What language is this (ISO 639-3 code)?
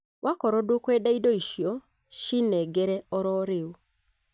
kik